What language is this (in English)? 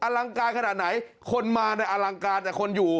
Thai